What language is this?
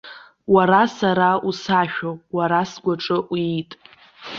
Abkhazian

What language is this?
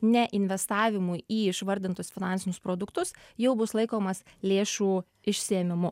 Lithuanian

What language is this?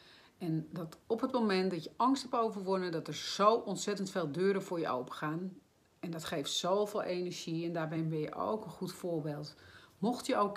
Dutch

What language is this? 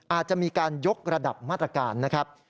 Thai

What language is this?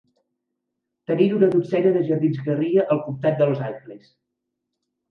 Catalan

